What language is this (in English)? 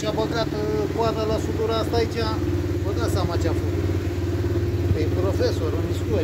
Romanian